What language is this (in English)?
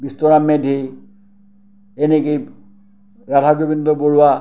Assamese